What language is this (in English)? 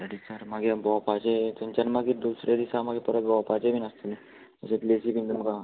Konkani